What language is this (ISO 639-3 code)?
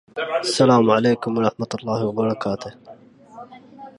ara